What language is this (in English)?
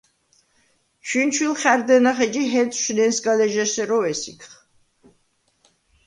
Svan